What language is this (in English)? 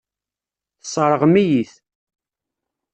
Kabyle